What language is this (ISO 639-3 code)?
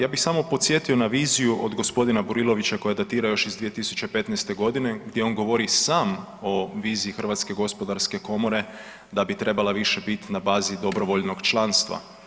hrv